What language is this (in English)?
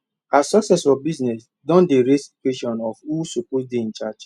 Nigerian Pidgin